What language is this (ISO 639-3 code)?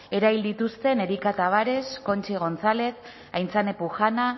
eus